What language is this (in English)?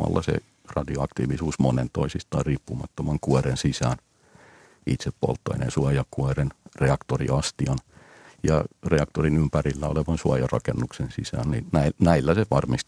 Finnish